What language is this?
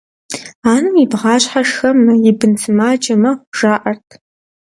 Kabardian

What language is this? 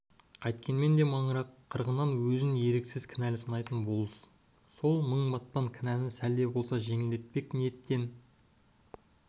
Kazakh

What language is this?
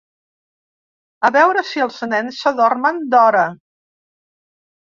Catalan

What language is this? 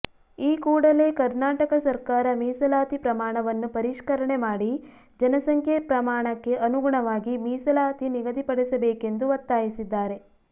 Kannada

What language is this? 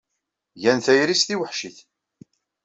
Kabyle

